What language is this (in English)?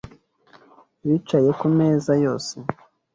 Kinyarwanda